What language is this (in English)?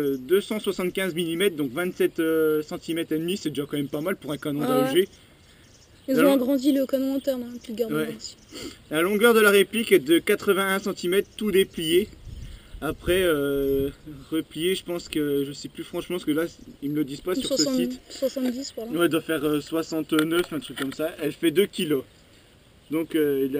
French